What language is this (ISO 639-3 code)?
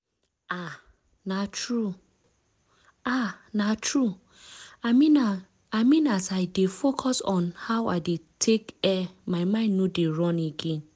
pcm